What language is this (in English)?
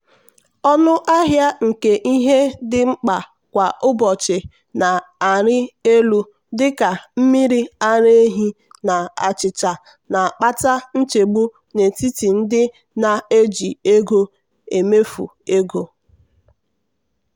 Igbo